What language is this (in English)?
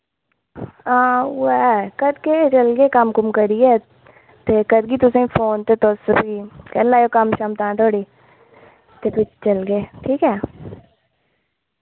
Dogri